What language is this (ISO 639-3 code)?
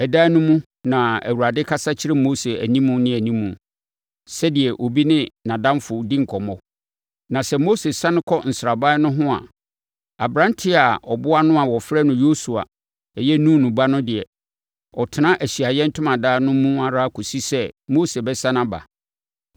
aka